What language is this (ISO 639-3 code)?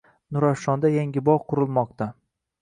uzb